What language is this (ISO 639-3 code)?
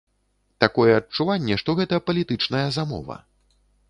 bel